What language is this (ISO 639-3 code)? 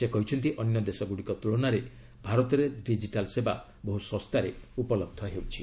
ori